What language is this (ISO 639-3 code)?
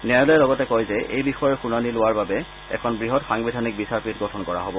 asm